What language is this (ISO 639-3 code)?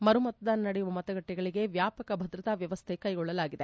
kan